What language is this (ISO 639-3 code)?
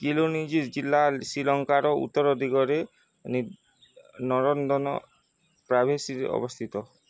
ori